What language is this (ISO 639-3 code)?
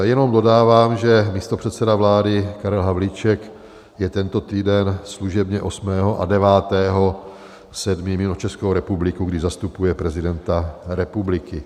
ces